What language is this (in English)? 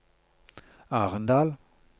Norwegian